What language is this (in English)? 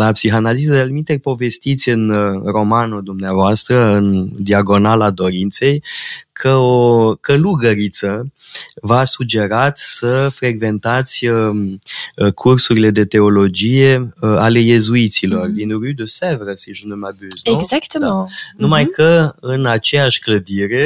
Romanian